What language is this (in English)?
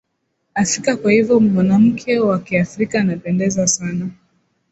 Swahili